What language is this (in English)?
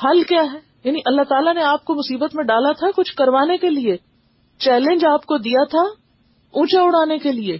Urdu